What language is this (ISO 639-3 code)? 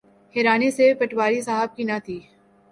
urd